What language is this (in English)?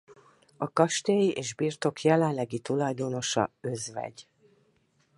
Hungarian